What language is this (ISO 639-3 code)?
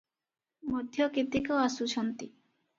ori